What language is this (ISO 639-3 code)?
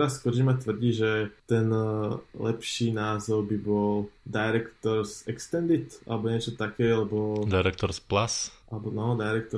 slk